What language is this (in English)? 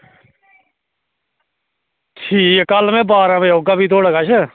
Dogri